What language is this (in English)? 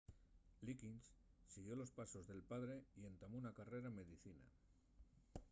Asturian